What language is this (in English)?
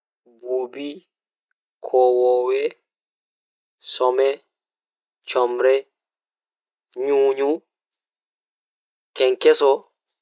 Fula